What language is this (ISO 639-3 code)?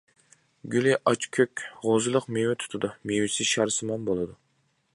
uig